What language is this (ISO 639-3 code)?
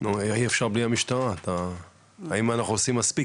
heb